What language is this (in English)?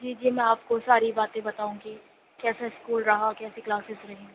Urdu